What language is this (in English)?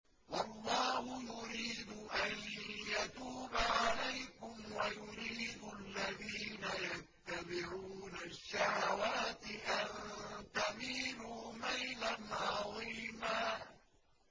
Arabic